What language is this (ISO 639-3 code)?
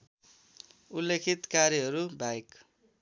nep